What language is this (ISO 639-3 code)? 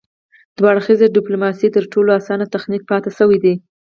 pus